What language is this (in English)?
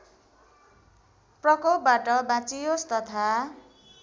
Nepali